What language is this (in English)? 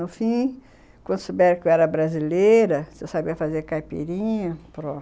Portuguese